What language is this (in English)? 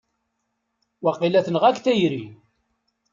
Kabyle